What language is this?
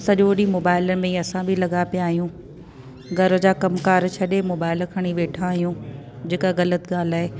Sindhi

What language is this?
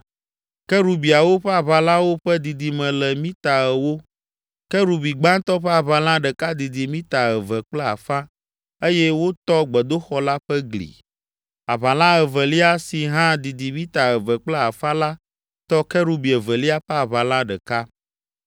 Ewe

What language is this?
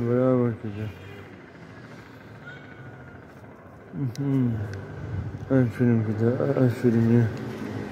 Turkish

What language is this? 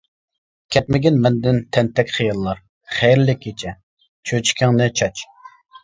Uyghur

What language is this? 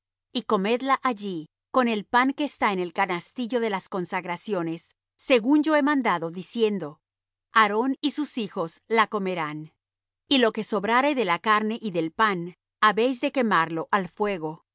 Spanish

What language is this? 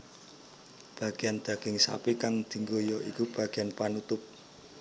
Javanese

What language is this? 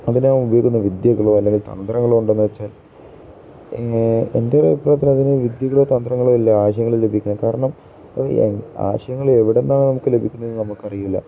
Malayalam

